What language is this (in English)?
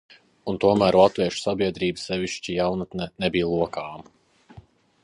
Latvian